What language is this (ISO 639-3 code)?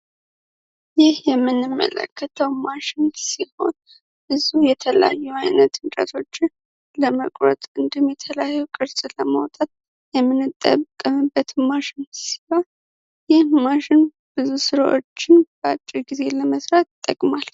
amh